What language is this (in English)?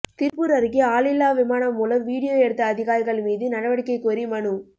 Tamil